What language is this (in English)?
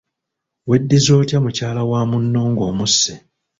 Ganda